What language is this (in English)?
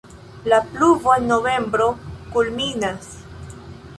Esperanto